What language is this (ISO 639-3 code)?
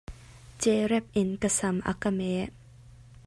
cnh